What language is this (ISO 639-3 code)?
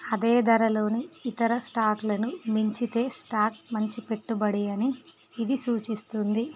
tel